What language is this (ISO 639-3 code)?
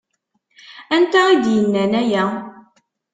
kab